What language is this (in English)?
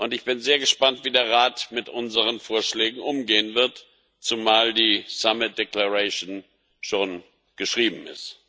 German